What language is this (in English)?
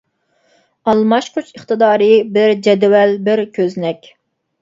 Uyghur